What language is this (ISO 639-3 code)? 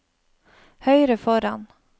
nor